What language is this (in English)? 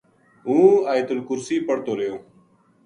Gujari